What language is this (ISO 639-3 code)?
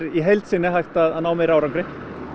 isl